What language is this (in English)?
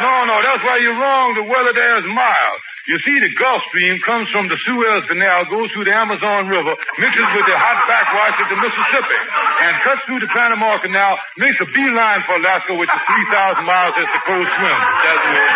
English